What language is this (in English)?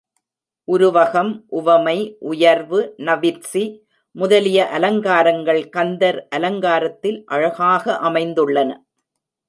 Tamil